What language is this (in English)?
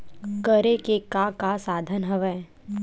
Chhattisgarhi